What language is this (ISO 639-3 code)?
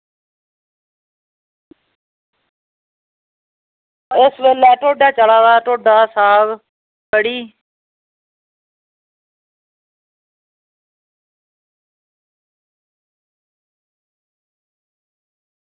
doi